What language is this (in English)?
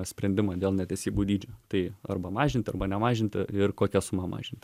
Lithuanian